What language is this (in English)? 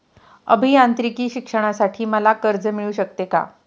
Marathi